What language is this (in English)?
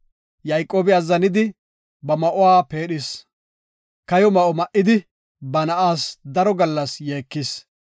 Gofa